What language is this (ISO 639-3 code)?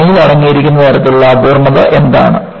mal